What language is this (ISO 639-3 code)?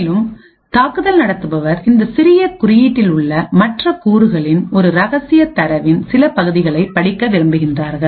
tam